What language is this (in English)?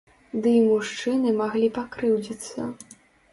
Belarusian